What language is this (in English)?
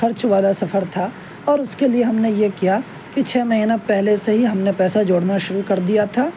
Urdu